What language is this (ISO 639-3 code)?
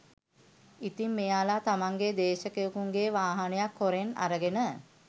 sin